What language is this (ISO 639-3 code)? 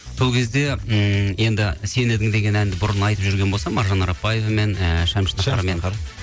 kaz